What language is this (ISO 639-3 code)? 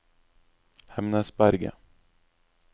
nor